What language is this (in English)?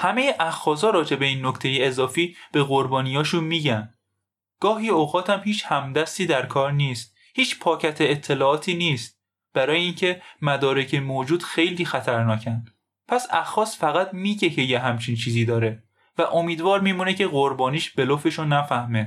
Persian